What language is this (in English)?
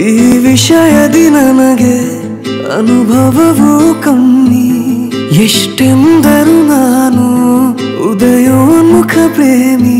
Kannada